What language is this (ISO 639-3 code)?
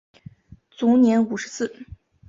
zho